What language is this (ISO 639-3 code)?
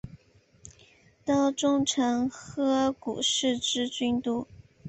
zho